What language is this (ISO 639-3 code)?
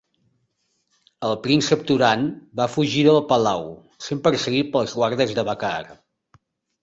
cat